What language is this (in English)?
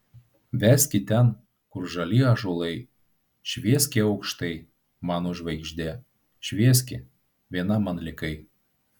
Lithuanian